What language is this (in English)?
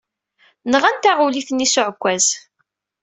Kabyle